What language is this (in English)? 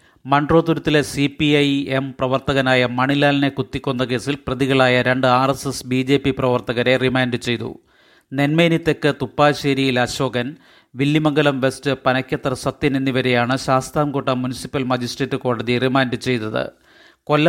Malayalam